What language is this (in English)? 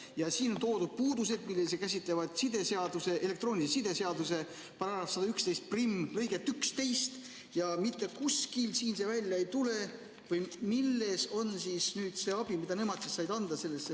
Estonian